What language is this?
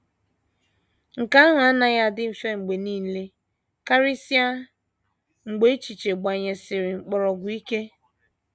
Igbo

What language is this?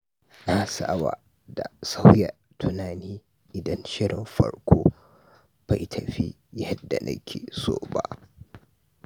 Hausa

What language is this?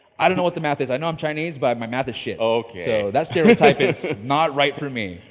English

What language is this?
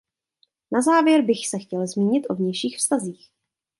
Czech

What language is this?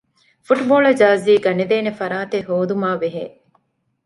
Divehi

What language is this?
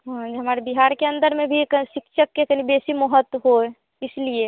Hindi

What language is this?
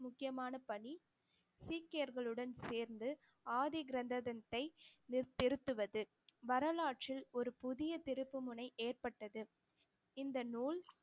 Tamil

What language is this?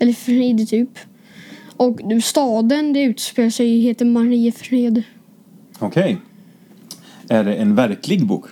Swedish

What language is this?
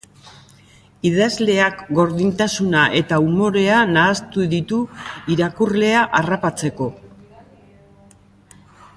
Basque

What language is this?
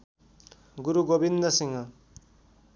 Nepali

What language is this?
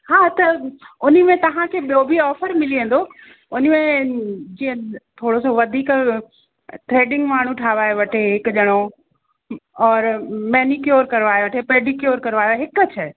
Sindhi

